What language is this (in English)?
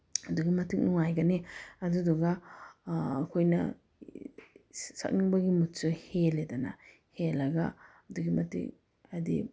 Manipuri